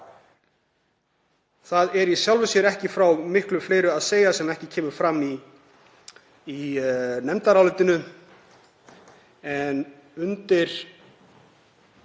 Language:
Icelandic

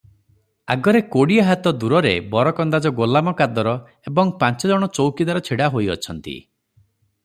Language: Odia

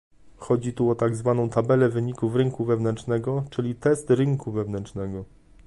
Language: Polish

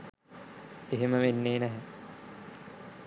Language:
Sinhala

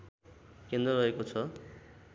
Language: Nepali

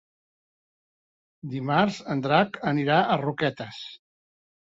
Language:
Catalan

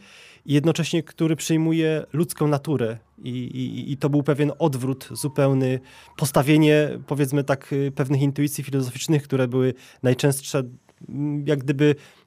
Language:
Polish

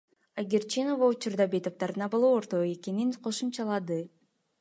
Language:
Kyrgyz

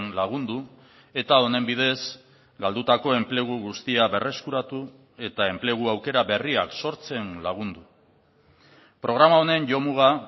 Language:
Basque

